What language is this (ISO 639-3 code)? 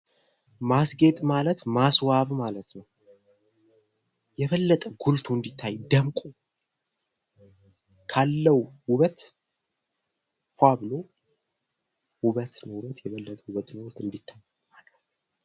amh